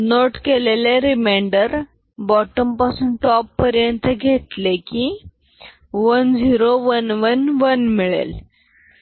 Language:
Marathi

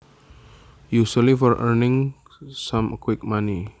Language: Javanese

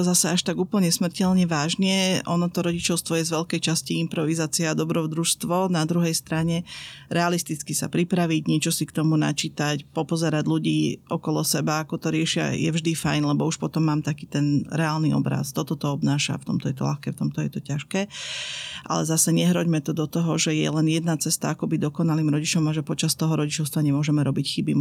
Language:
Slovak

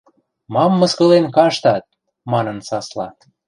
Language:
Western Mari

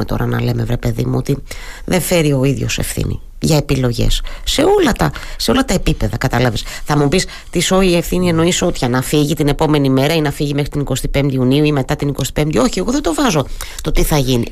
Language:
Greek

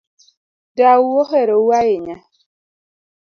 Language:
Luo (Kenya and Tanzania)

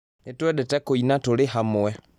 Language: Kikuyu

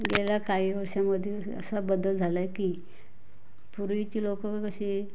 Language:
Marathi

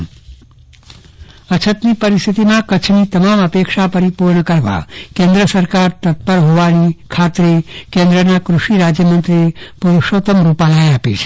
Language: Gujarati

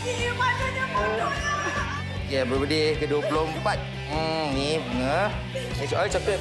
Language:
Malay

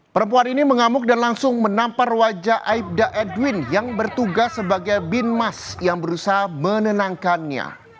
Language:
Indonesian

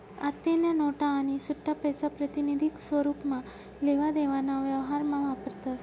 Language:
Marathi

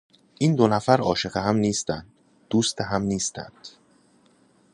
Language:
Persian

